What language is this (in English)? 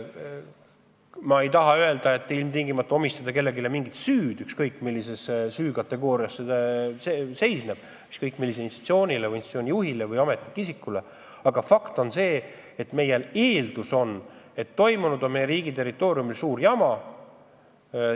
Estonian